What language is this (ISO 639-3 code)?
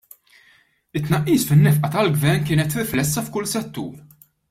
mlt